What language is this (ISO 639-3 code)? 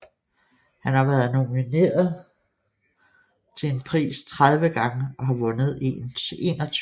dan